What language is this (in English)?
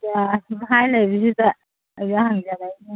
Manipuri